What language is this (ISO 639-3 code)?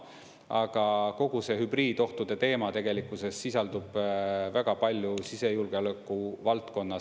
est